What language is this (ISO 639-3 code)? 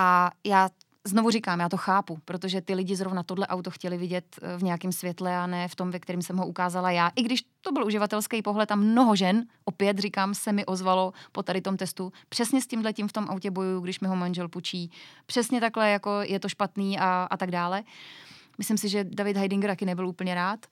ces